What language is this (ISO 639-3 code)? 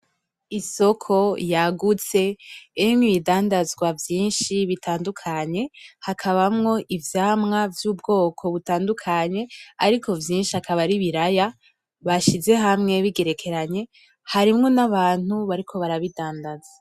run